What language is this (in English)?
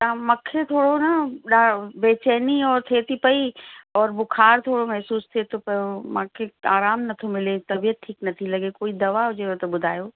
Sindhi